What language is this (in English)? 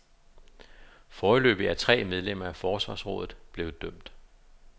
Danish